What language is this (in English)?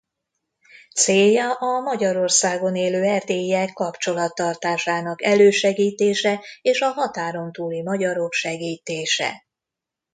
Hungarian